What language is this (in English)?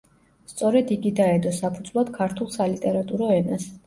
Georgian